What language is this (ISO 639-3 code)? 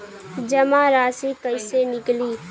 bho